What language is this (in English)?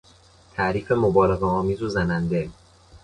Persian